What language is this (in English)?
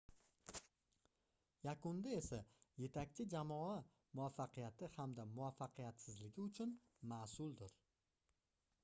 Uzbek